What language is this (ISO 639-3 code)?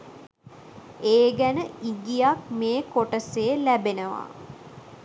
sin